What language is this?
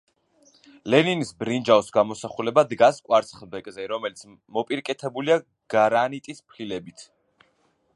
Georgian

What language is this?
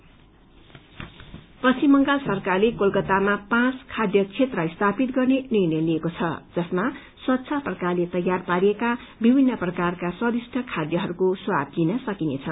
Nepali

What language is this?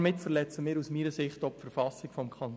Swiss German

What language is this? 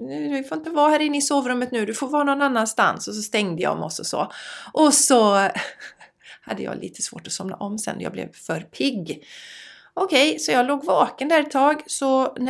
Swedish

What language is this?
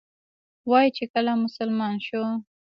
Pashto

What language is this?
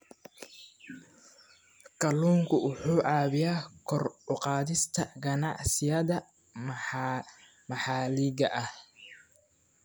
Somali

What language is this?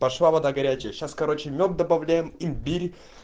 Russian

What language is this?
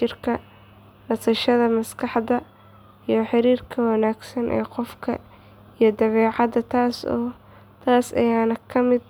Somali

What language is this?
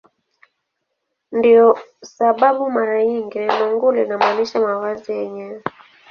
Swahili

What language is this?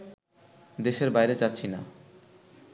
Bangla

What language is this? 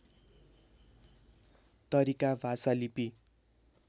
Nepali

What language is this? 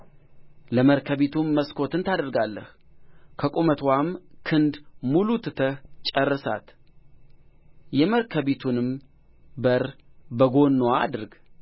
Amharic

